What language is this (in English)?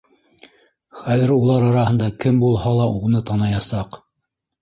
Bashkir